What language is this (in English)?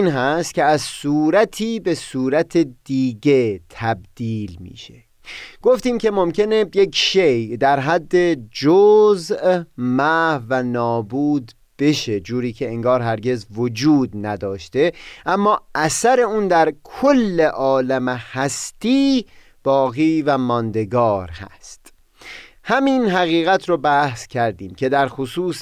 Persian